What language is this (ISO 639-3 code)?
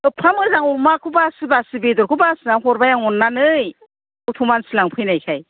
brx